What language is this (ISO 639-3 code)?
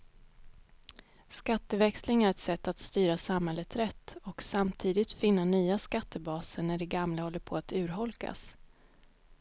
swe